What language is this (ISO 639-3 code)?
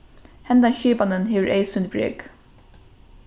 fao